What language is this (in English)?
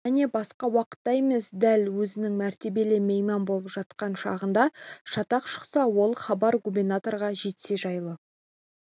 Kazakh